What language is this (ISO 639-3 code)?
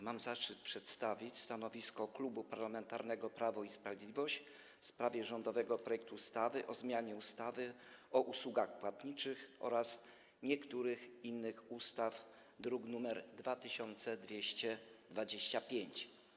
pol